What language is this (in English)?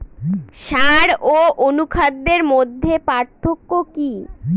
Bangla